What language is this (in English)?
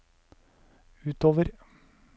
Norwegian